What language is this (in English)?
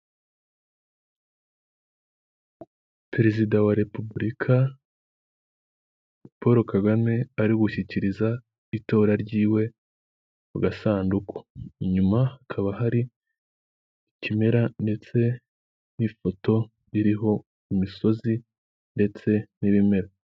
Kinyarwanda